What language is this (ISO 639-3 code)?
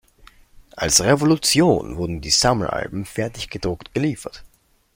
deu